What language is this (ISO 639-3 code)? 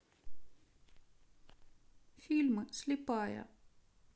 rus